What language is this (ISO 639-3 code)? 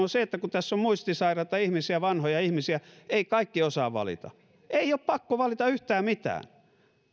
fin